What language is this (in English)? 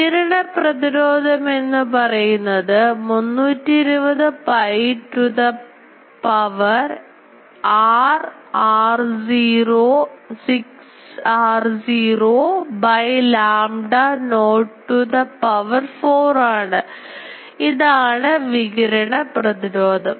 Malayalam